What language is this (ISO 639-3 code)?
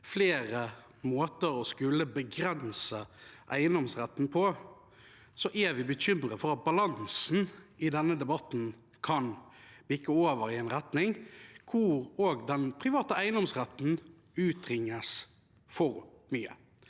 nor